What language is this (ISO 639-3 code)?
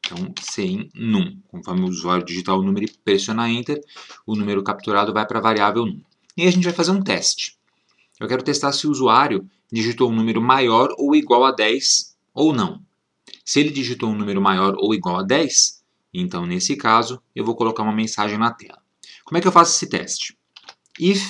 por